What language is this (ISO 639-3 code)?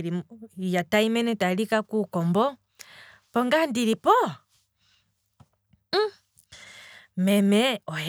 kwm